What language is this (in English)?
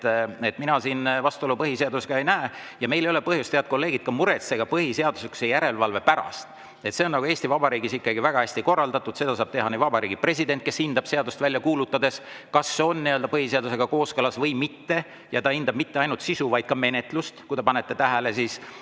Estonian